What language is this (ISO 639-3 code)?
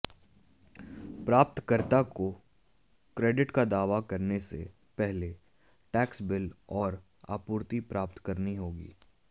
hin